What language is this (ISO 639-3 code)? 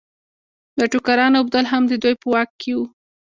pus